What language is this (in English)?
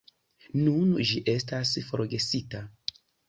Esperanto